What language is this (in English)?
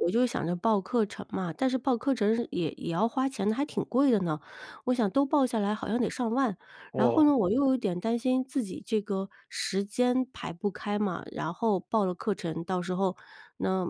Chinese